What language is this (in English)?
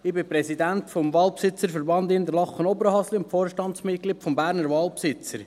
Swiss German